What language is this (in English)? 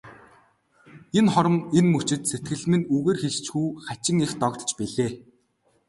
Mongolian